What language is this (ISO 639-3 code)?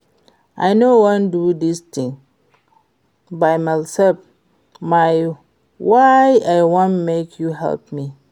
pcm